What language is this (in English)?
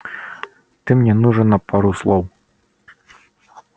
Russian